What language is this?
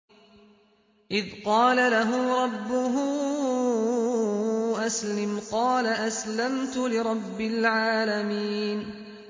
Arabic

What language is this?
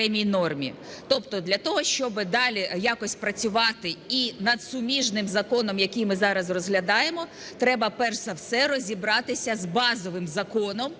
Ukrainian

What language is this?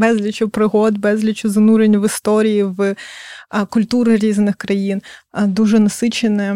Ukrainian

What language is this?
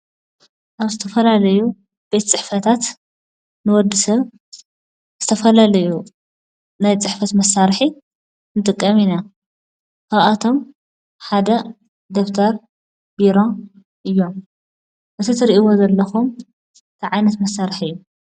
Tigrinya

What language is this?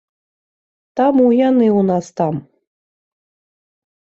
Belarusian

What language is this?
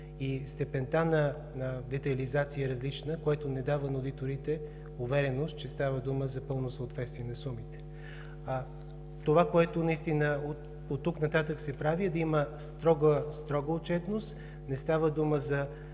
Bulgarian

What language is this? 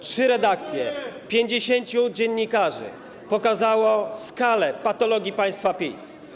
Polish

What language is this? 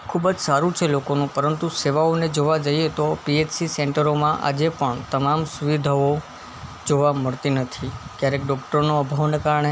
Gujarati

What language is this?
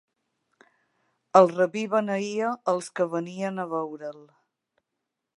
Catalan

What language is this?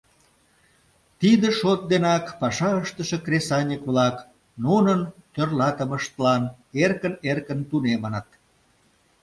Mari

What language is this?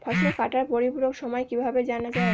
Bangla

